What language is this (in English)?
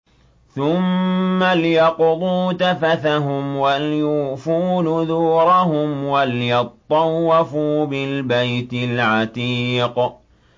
Arabic